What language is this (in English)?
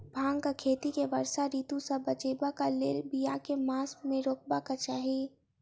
Maithili